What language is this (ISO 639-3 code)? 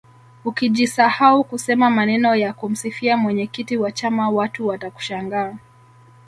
swa